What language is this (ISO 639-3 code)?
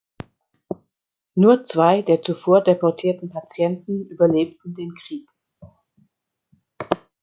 deu